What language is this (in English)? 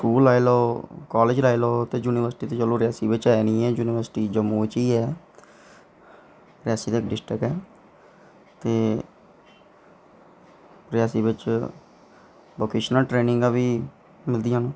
Dogri